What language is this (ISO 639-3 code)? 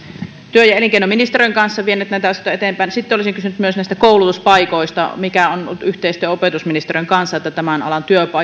fin